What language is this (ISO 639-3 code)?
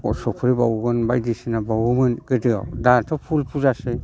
brx